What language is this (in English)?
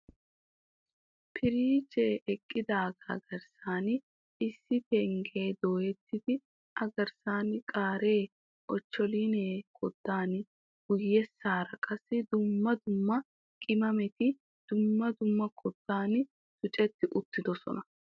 Wolaytta